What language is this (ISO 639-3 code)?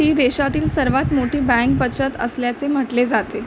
mar